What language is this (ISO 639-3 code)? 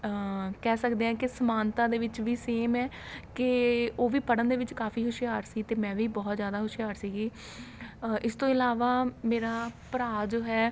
pan